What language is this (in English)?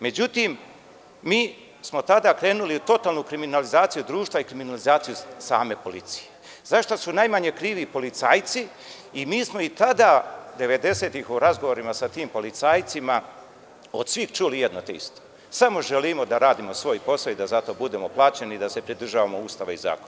Serbian